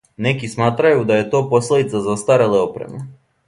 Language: Serbian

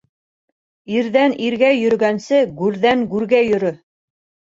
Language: Bashkir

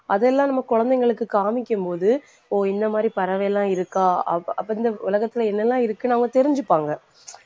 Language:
Tamil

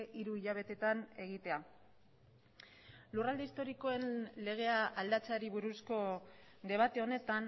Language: Basque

